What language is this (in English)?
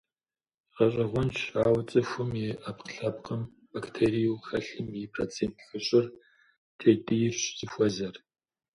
Kabardian